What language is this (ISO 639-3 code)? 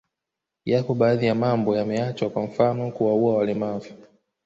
swa